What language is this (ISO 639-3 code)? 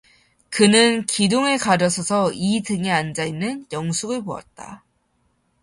kor